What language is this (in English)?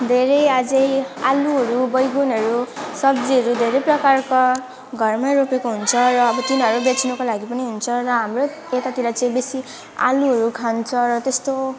Nepali